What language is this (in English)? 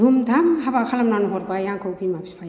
Bodo